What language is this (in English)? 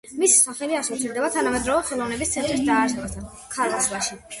Georgian